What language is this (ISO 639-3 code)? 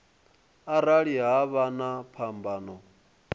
ven